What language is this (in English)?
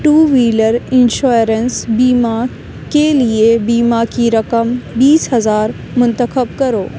Urdu